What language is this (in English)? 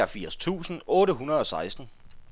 Danish